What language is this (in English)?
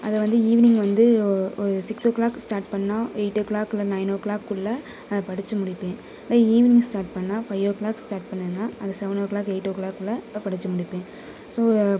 Tamil